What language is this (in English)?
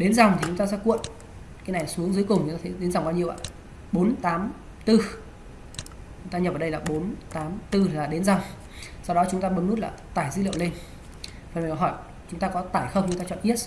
Vietnamese